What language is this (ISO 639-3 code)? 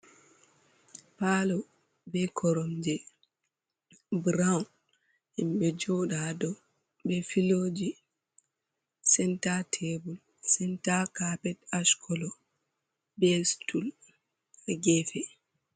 ful